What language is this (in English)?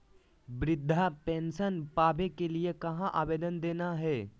Magahi